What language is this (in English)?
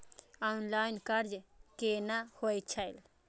Maithili